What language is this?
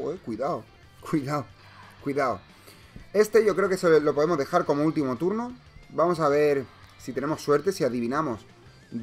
Spanish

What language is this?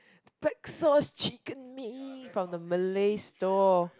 English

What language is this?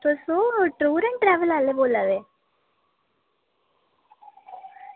Dogri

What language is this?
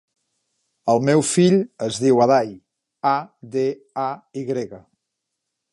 Catalan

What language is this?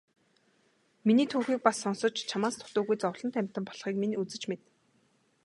Mongolian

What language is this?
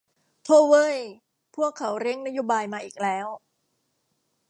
Thai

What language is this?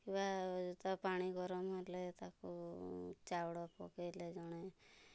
Odia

